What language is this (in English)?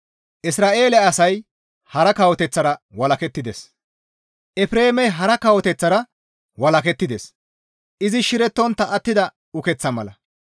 Gamo